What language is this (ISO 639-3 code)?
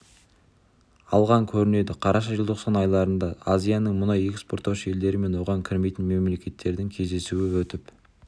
kaz